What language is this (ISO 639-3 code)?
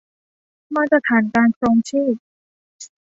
tha